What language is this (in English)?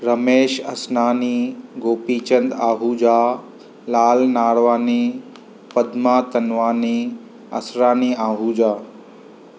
Sindhi